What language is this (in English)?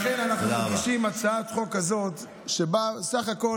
Hebrew